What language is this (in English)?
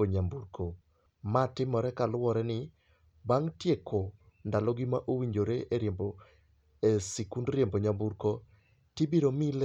Luo (Kenya and Tanzania)